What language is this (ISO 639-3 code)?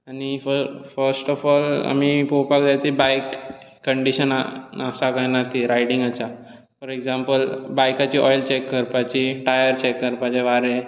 kok